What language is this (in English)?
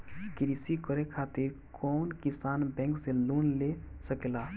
Bhojpuri